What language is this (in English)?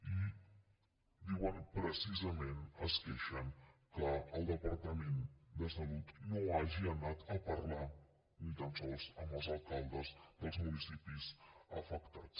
Catalan